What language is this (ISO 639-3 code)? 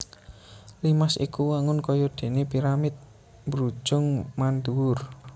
jav